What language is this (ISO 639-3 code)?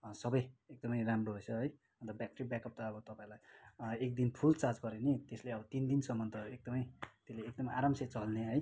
nep